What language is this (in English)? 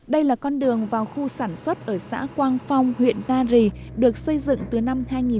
Vietnamese